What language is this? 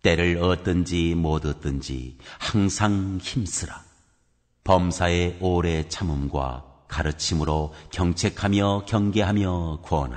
Korean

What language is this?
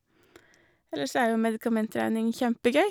Norwegian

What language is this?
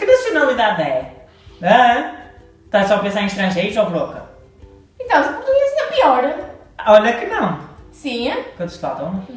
Portuguese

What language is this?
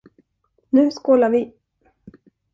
Swedish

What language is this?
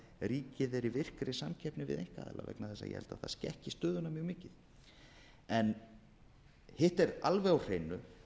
Icelandic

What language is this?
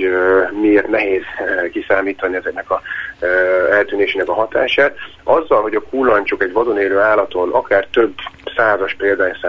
Hungarian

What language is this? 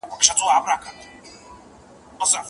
Pashto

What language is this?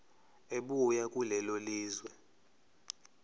Zulu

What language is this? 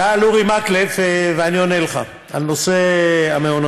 Hebrew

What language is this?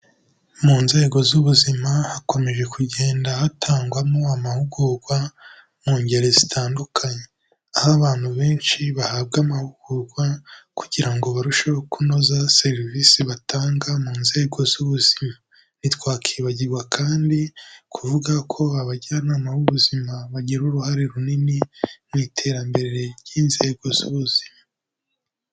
Kinyarwanda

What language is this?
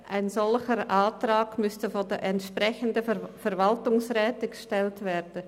Swiss German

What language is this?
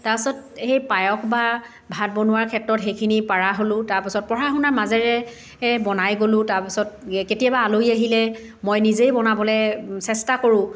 Assamese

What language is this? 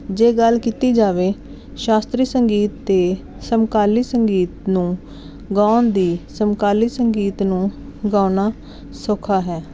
Punjabi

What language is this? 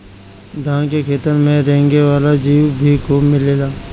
Bhojpuri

